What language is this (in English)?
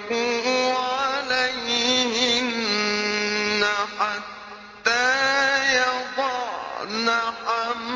Arabic